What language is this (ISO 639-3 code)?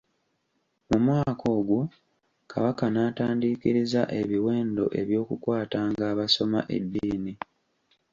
lug